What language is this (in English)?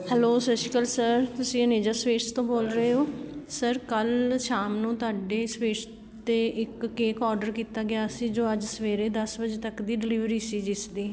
Punjabi